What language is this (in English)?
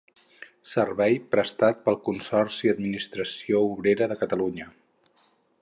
Catalan